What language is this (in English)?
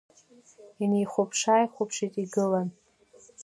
Abkhazian